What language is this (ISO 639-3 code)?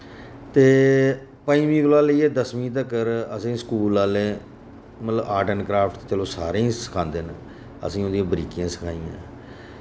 doi